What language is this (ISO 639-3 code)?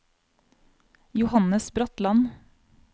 nor